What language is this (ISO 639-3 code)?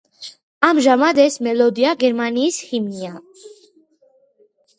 kat